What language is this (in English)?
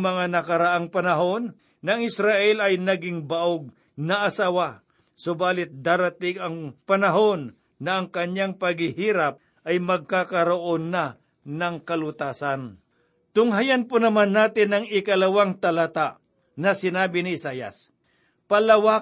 Filipino